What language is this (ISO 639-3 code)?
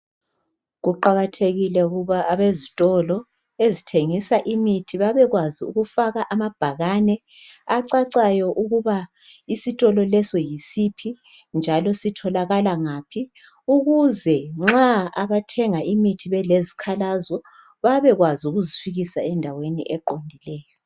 nde